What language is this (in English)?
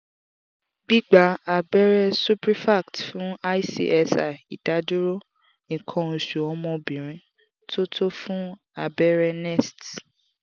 Yoruba